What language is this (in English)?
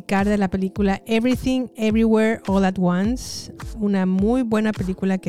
Spanish